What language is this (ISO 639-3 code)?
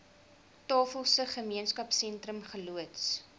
afr